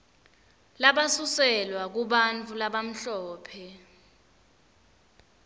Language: Swati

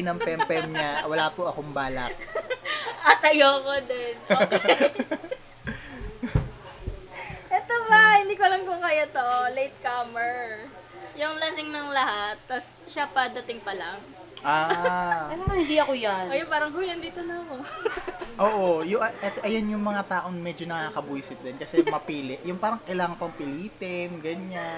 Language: Filipino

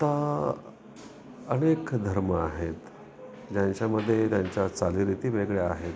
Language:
Marathi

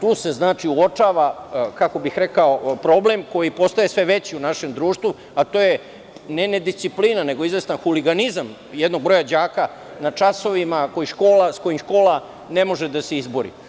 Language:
Serbian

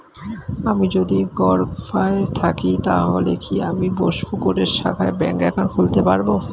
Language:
Bangla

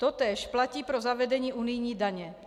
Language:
Czech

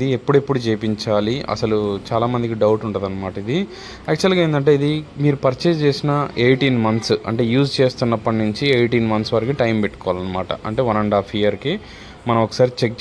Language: Telugu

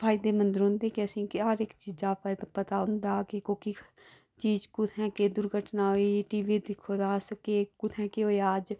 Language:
Dogri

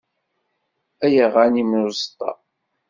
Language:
Kabyle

